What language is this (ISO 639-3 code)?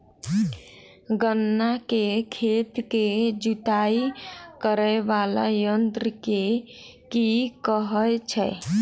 mai